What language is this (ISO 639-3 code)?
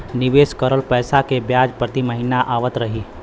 bho